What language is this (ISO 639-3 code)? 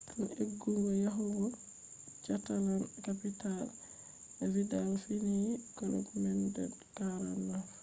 ful